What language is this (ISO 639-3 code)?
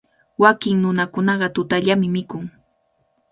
qvl